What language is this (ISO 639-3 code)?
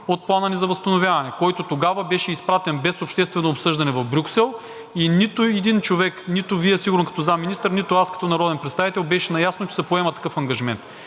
bul